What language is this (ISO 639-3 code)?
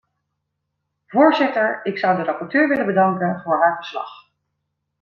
nld